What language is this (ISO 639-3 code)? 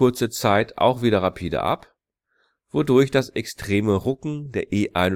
deu